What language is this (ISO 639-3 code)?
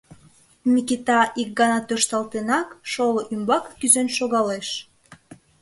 chm